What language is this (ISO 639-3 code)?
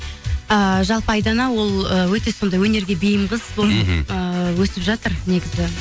kaz